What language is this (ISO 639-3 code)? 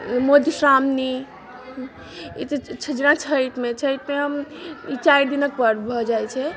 mai